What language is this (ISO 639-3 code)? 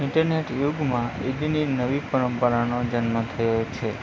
guj